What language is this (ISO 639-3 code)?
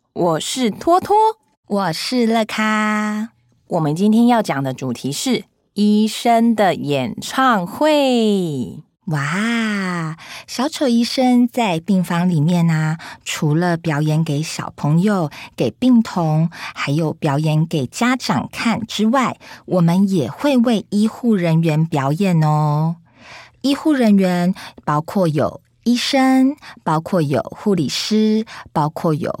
zho